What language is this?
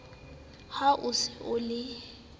Southern Sotho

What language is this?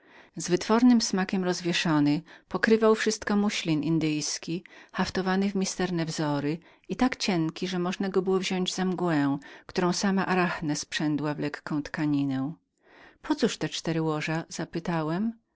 Polish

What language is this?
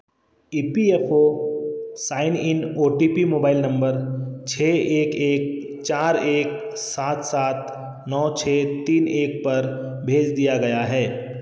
Hindi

